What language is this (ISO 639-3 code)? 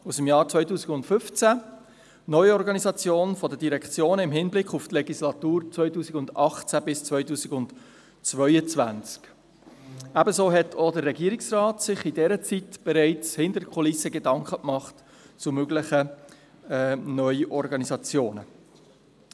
gsw